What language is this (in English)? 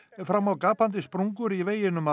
Icelandic